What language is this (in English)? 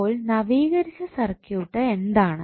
Malayalam